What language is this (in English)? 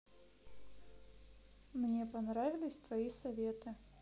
Russian